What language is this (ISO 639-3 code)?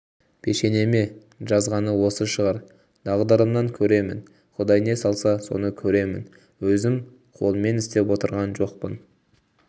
kaz